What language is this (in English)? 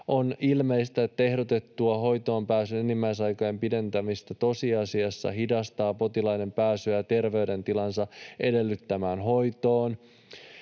Finnish